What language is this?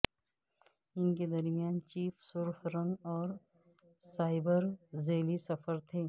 Urdu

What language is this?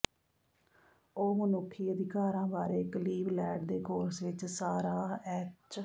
Punjabi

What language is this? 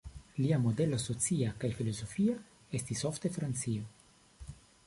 Esperanto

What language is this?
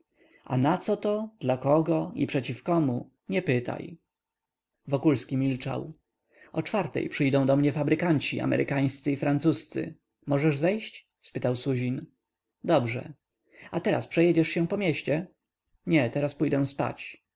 Polish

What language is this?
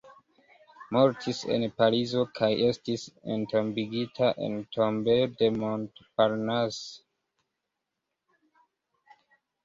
Esperanto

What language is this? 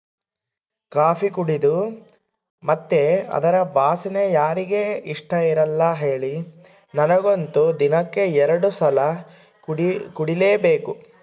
Kannada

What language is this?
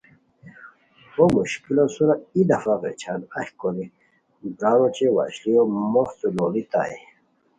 Khowar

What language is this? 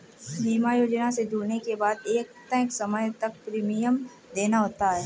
Hindi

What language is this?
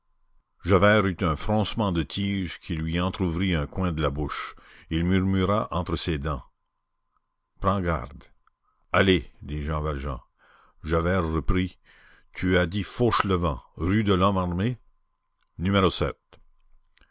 French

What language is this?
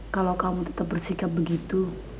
Indonesian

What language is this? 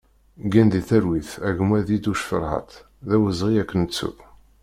Kabyle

